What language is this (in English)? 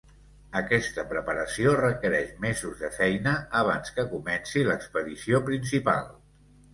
Catalan